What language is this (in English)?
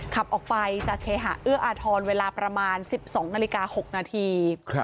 Thai